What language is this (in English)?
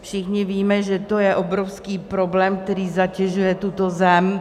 Czech